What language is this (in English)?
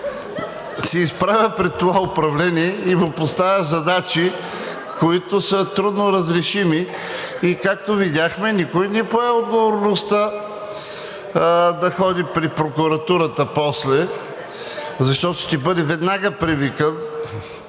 Bulgarian